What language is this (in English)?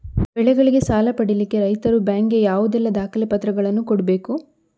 Kannada